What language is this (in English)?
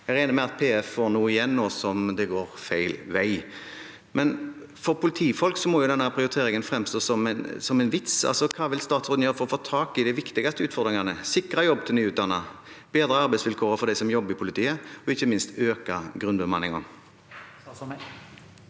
Norwegian